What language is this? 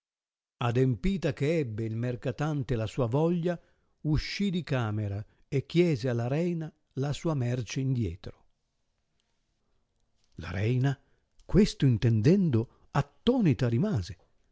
Italian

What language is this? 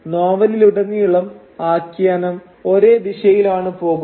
Malayalam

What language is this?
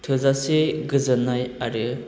Bodo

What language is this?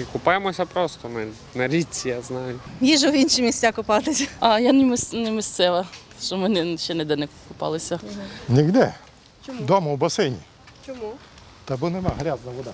Ukrainian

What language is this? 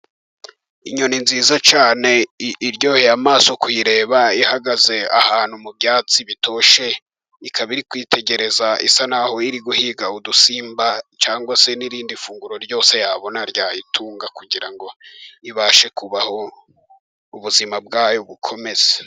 Kinyarwanda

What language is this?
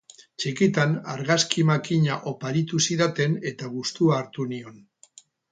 Basque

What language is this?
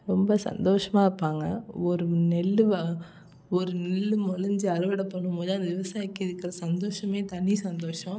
Tamil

